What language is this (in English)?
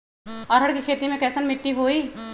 Magahi